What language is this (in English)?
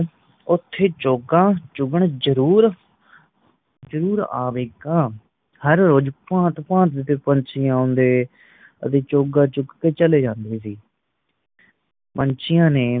Punjabi